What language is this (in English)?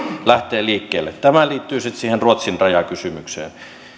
Finnish